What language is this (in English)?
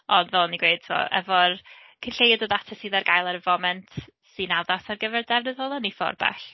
Welsh